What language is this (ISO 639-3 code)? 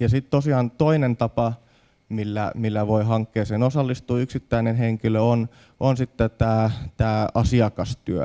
fin